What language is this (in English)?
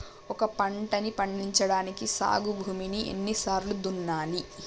Telugu